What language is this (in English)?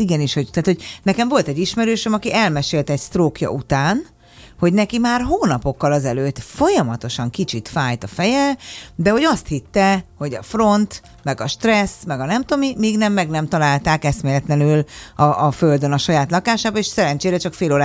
Hungarian